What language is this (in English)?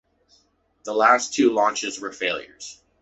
English